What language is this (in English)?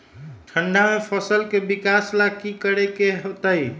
Magahi